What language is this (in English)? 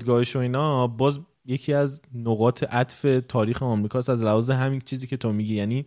Persian